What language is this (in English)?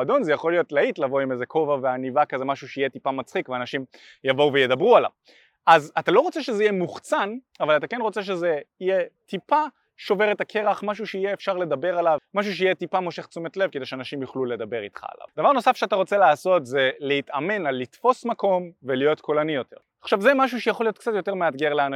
Hebrew